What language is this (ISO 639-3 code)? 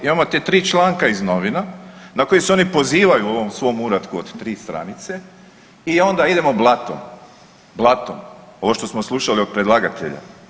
hrv